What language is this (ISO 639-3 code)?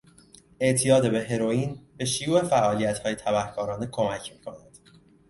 fas